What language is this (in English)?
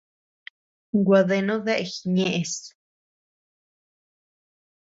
Tepeuxila Cuicatec